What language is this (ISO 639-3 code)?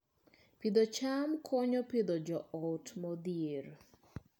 luo